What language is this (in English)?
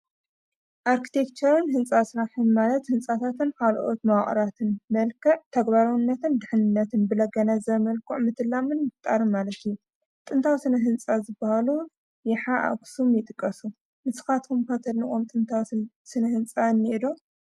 Tigrinya